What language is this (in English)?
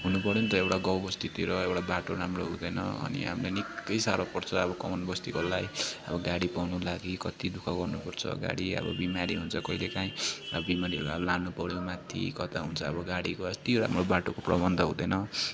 Nepali